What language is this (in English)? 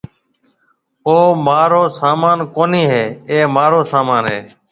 Marwari (Pakistan)